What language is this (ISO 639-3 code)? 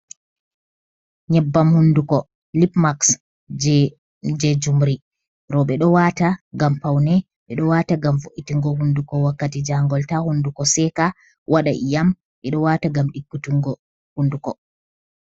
ful